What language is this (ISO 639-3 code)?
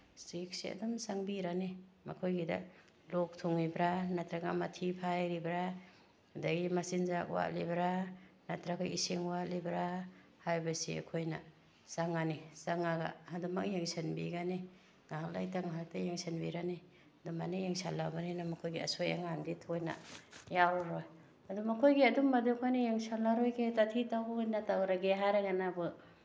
mni